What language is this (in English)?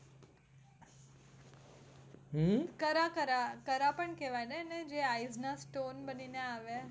Gujarati